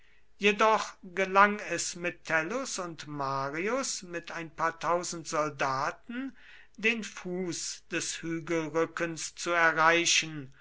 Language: German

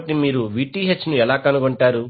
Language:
Telugu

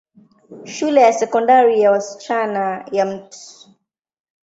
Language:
Swahili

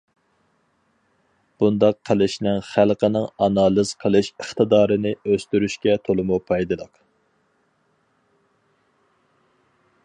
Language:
Uyghur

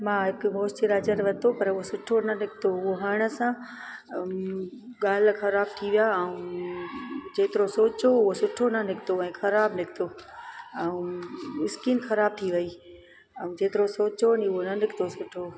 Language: Sindhi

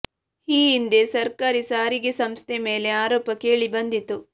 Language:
Kannada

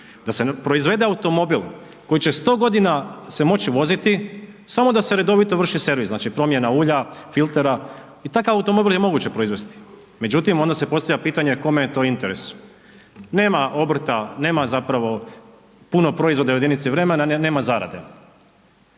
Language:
Croatian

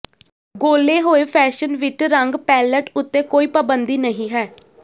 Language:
Punjabi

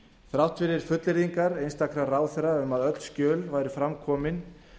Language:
Icelandic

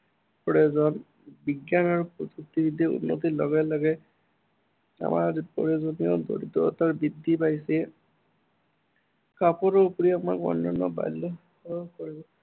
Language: Assamese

